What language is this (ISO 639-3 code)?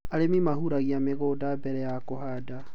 kik